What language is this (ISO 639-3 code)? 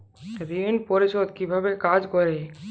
ben